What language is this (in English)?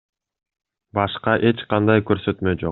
Kyrgyz